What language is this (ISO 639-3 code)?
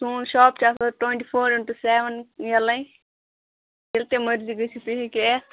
kas